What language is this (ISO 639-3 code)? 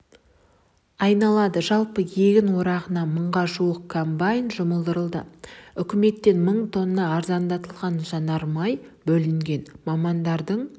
kaz